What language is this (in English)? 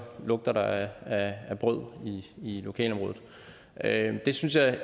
Danish